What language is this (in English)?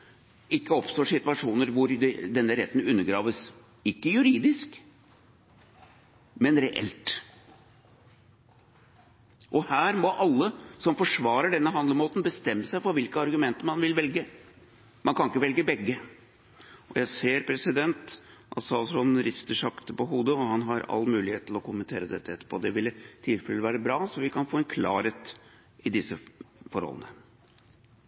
Norwegian Bokmål